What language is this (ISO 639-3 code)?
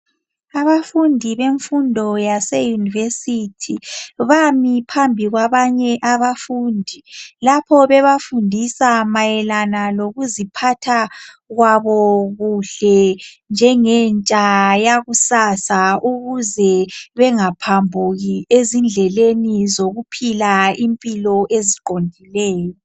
nde